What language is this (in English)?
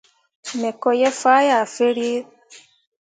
Mundang